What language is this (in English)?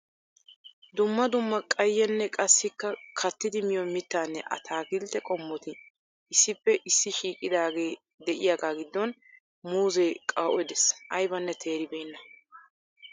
Wolaytta